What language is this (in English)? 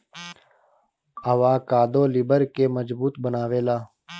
Bhojpuri